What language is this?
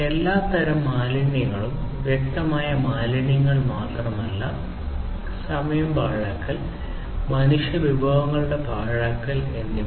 Malayalam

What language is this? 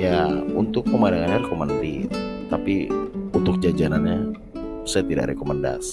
Indonesian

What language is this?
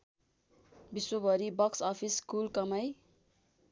Nepali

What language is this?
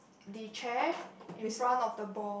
English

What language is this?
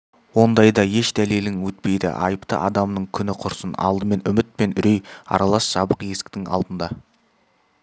Kazakh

